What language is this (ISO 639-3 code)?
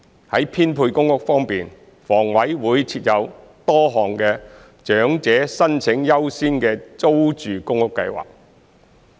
yue